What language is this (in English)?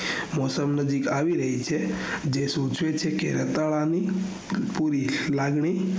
Gujarati